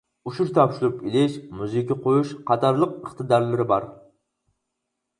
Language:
Uyghur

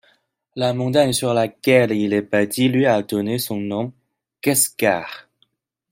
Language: French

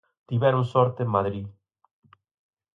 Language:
Galician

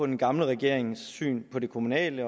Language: Danish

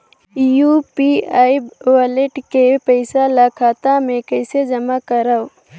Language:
Chhattisgarhi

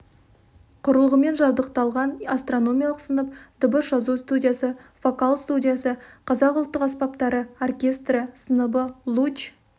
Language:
Kazakh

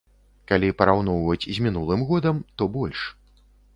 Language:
Belarusian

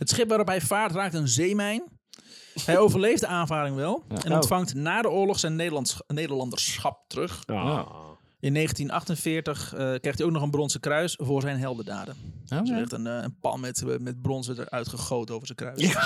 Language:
Dutch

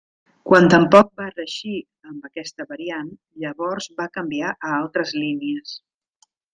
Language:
Catalan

